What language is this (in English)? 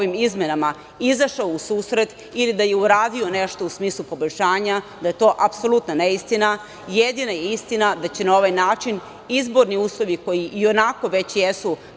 Serbian